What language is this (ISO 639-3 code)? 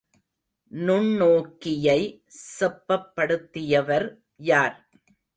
tam